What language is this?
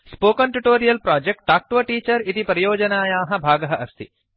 Sanskrit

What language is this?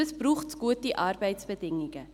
Swiss German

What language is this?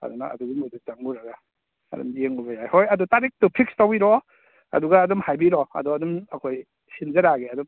Manipuri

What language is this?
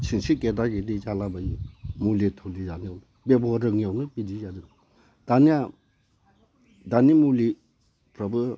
Bodo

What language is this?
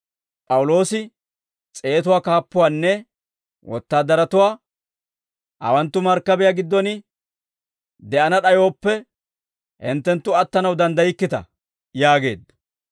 Dawro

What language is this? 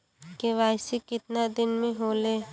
Bhojpuri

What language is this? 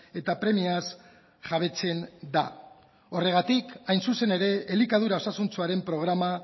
Basque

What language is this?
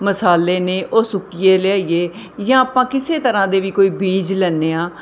Punjabi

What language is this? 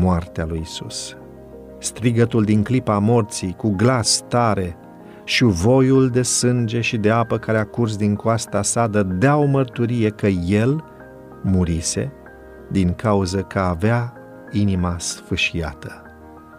Romanian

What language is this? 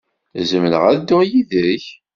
Kabyle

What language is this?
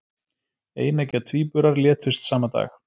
Icelandic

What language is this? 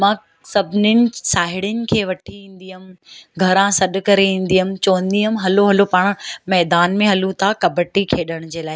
Sindhi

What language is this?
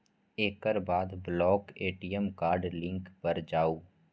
Maithili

